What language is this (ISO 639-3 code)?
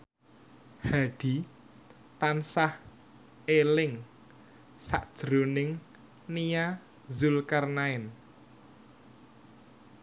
jav